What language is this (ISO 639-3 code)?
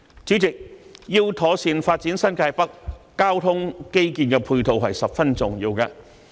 yue